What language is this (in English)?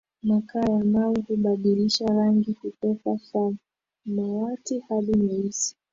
Swahili